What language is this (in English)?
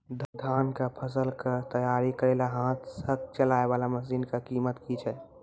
Maithili